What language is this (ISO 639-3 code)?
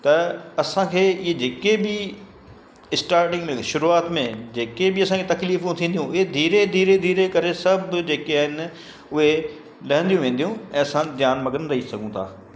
snd